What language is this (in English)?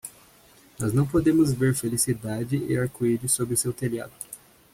Portuguese